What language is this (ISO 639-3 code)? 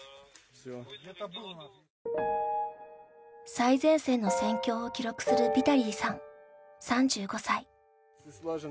jpn